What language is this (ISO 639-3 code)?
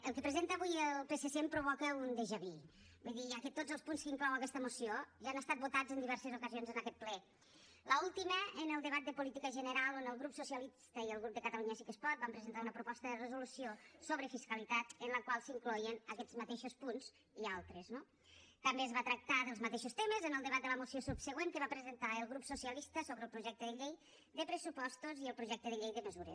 cat